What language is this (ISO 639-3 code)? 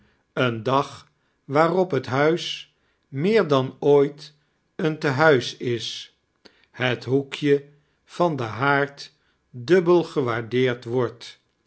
nld